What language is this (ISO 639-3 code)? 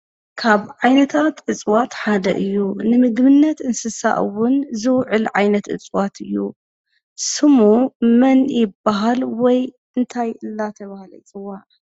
tir